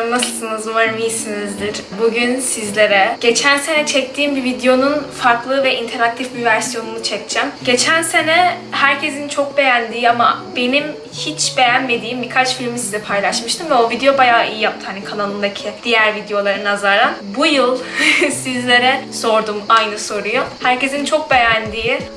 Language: Turkish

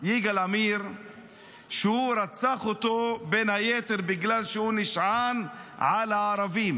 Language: Hebrew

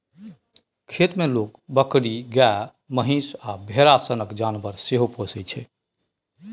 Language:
Maithili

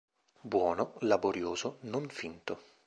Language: Italian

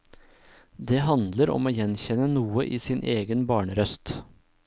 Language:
Norwegian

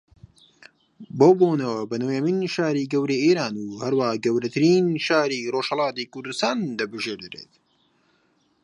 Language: Central Kurdish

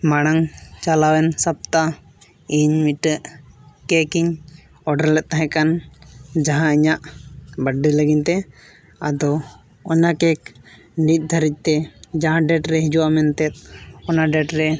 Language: Santali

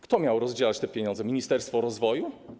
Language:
Polish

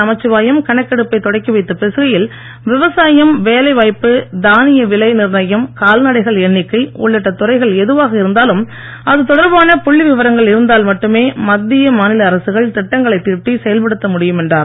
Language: Tamil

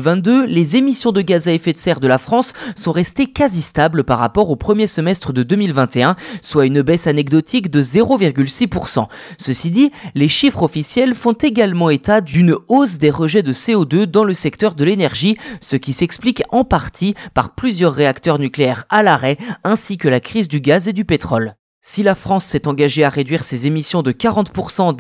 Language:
French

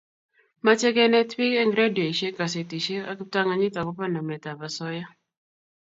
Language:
Kalenjin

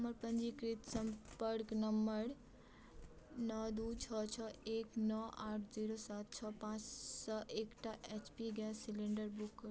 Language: Maithili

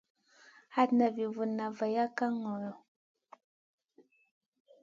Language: Masana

